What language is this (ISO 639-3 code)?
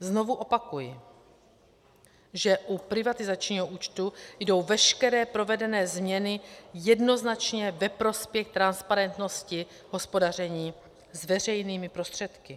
ces